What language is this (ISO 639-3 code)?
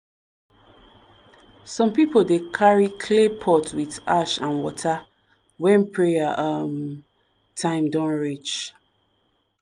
pcm